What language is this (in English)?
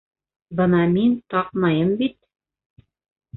Bashkir